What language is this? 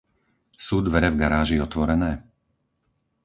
Slovak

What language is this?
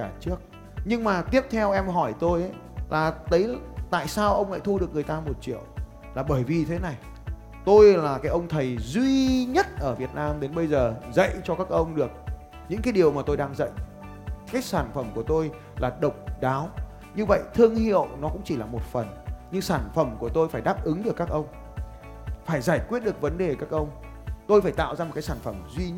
Vietnamese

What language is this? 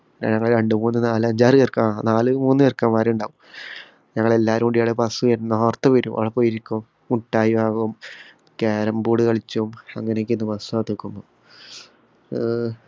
Malayalam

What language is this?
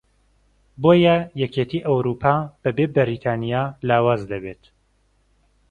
Central Kurdish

